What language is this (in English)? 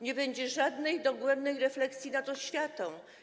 Polish